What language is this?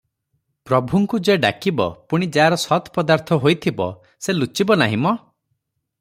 Odia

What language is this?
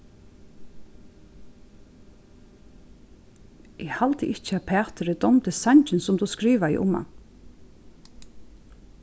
Faroese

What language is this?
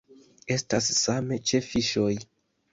Esperanto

